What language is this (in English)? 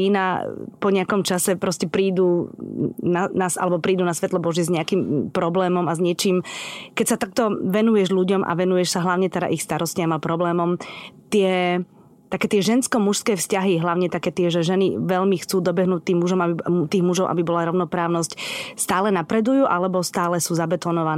Slovak